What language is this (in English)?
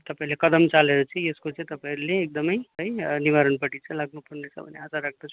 Nepali